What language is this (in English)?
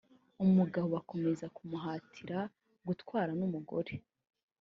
Kinyarwanda